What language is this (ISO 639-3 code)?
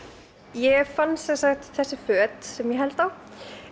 isl